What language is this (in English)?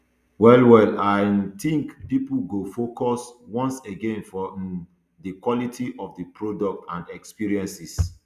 Nigerian Pidgin